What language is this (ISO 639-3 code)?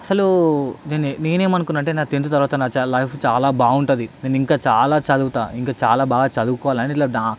tel